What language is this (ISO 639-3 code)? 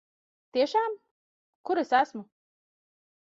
lav